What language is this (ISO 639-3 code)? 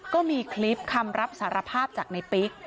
tha